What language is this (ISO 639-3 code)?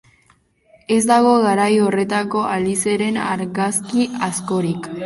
eus